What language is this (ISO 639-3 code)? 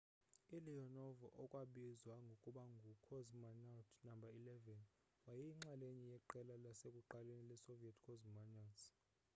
xho